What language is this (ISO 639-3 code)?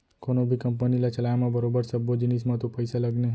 hne